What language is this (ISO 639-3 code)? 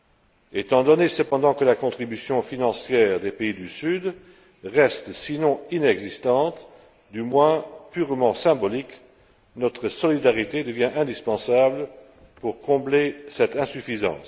fra